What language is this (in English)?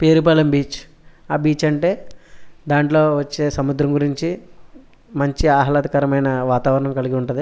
Telugu